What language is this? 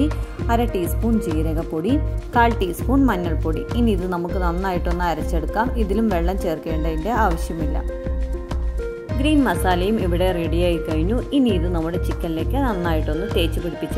English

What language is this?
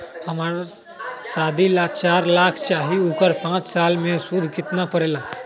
Magahi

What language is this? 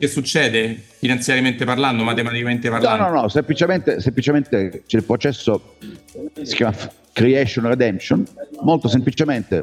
Italian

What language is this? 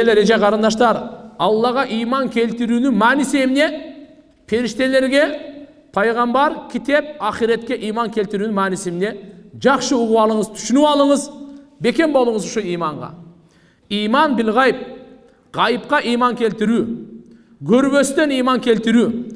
Turkish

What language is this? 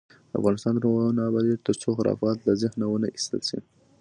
Pashto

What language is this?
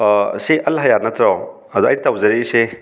Manipuri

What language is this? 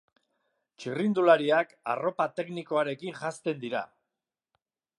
Basque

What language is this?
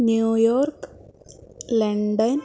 Sanskrit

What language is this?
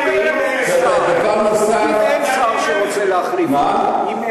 Hebrew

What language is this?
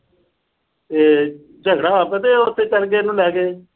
Punjabi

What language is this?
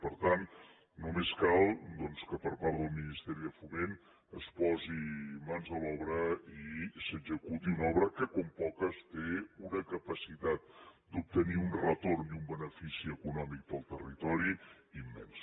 Catalan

